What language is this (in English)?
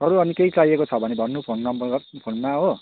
Nepali